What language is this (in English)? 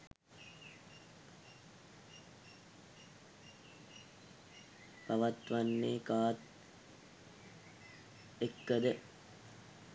Sinhala